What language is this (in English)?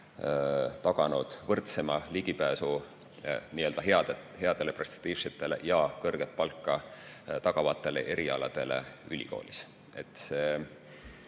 Estonian